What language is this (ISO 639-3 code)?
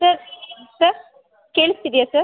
kan